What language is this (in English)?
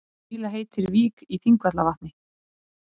Icelandic